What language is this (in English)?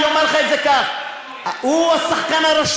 Hebrew